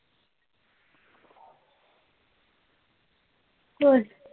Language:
Marathi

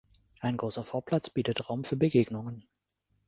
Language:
German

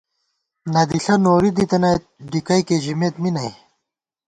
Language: Gawar-Bati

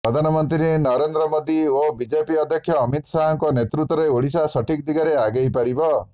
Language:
Odia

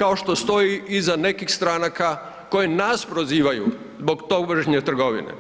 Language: Croatian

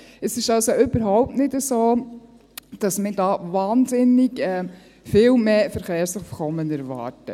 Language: Swiss German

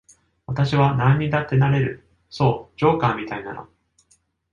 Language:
Japanese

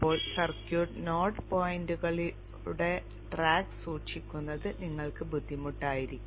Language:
Malayalam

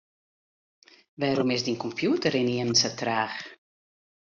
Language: Western Frisian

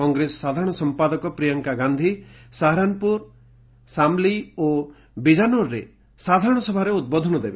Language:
Odia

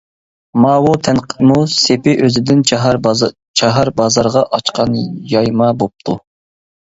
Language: Uyghur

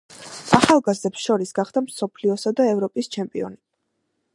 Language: Georgian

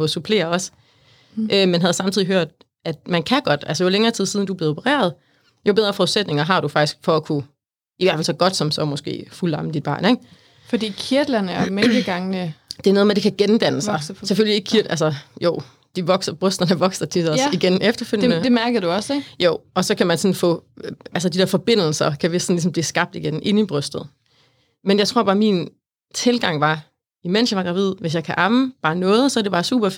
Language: Danish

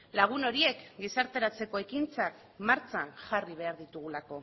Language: Basque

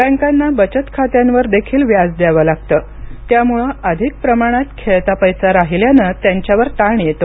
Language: Marathi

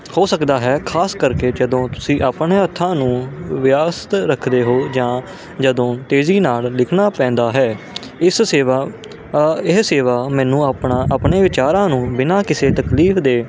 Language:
Punjabi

